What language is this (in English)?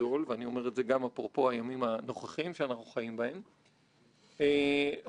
Hebrew